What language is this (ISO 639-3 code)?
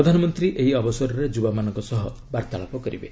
ori